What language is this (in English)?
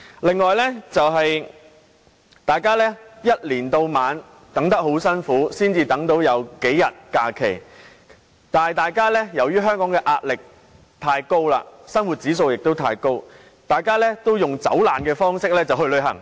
Cantonese